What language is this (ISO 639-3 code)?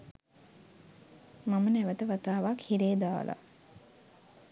sin